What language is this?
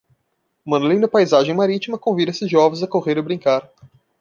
Portuguese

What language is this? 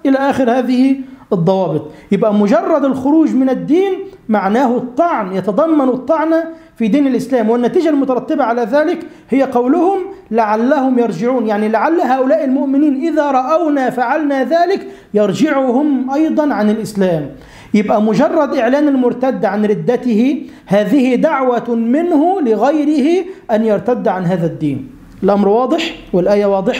Arabic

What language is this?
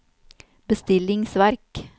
Norwegian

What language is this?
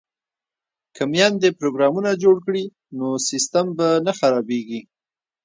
Pashto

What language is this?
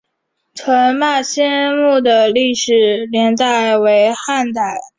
Chinese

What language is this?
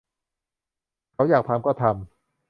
Thai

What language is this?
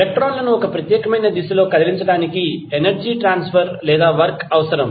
Telugu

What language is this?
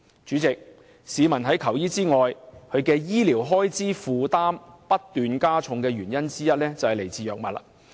Cantonese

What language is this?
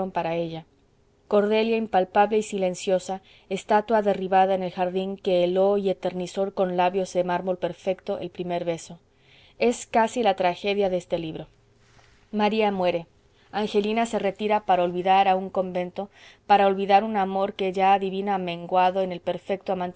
Spanish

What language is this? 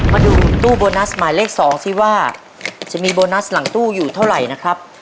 Thai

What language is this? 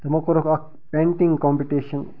Kashmiri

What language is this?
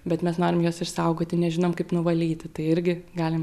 Lithuanian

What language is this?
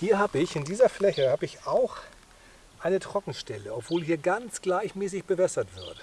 German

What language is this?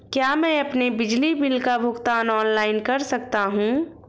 Hindi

